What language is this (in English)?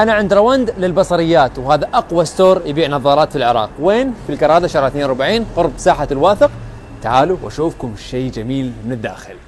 Arabic